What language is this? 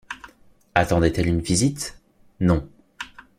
French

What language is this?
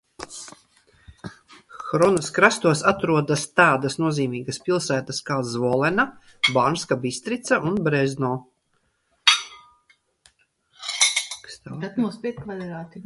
Latvian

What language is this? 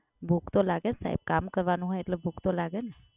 Gujarati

